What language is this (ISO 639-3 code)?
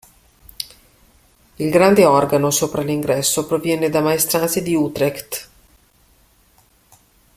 ita